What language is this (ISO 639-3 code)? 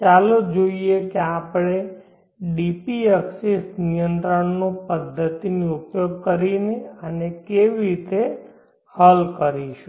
guj